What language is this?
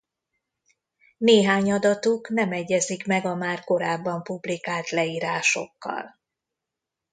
Hungarian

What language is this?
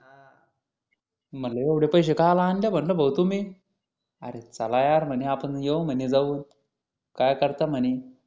Marathi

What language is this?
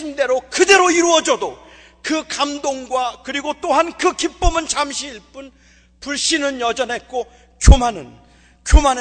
Korean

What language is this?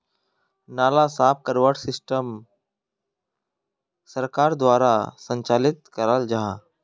Magahi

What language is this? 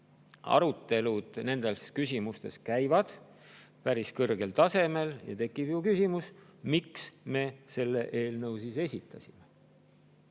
Estonian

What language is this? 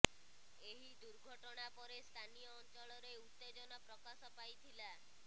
Odia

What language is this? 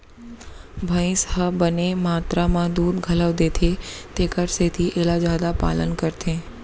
Chhattisgarhi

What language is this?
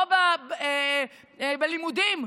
Hebrew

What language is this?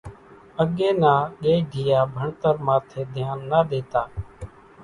Kachi Koli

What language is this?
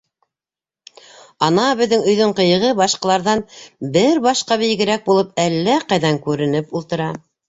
Bashkir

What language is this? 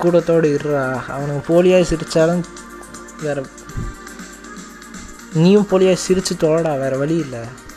Tamil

